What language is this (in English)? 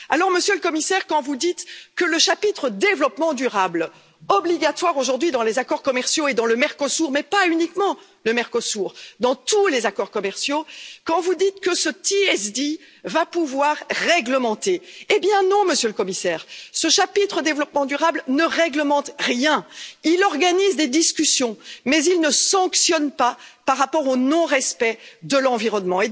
French